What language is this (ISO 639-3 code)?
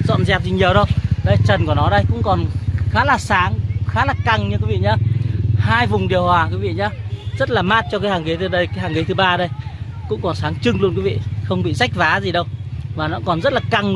vie